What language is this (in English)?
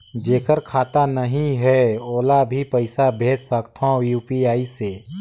Chhattisgarhi